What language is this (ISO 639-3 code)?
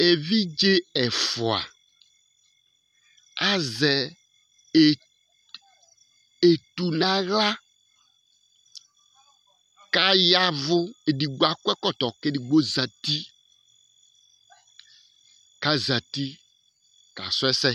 kpo